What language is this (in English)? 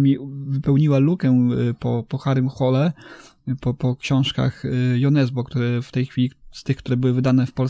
Polish